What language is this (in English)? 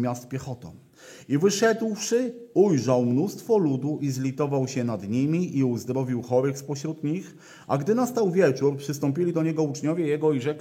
Polish